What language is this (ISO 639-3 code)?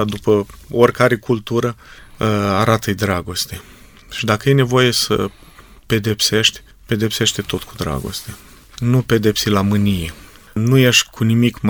ron